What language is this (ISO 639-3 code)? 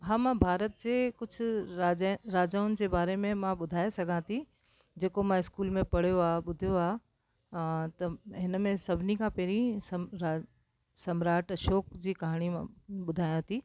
snd